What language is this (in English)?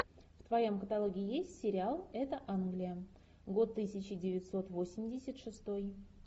Russian